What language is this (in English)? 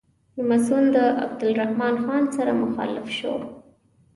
Pashto